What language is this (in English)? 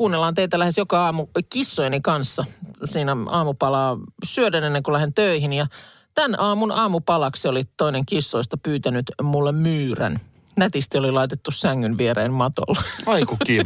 Finnish